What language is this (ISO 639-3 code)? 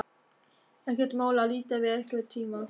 isl